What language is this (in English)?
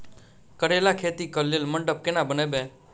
Maithili